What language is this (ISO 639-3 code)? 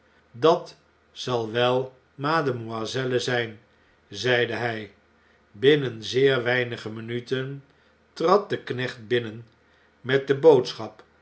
nld